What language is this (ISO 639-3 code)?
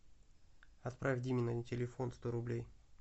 rus